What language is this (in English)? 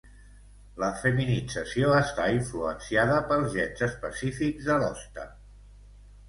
Catalan